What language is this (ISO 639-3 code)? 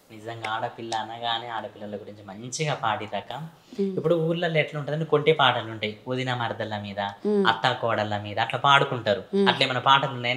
tel